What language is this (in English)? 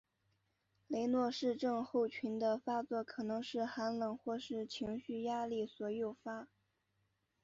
Chinese